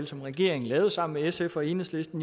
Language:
Danish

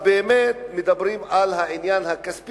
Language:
Hebrew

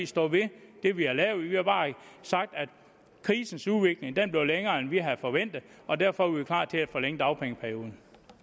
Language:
Danish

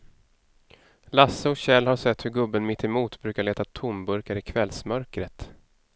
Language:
Swedish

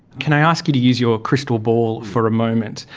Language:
English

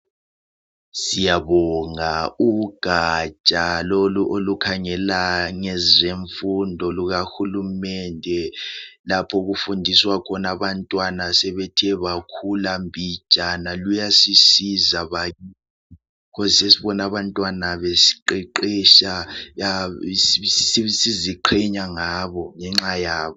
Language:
North Ndebele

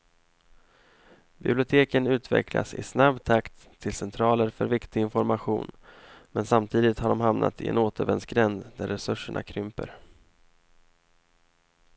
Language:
Swedish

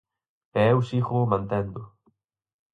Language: Galician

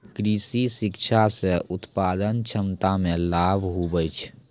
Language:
Maithili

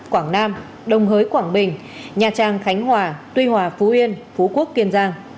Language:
Vietnamese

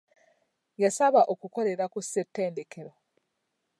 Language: Ganda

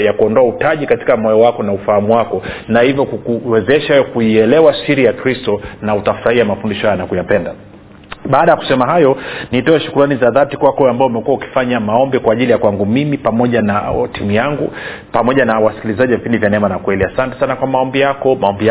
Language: Swahili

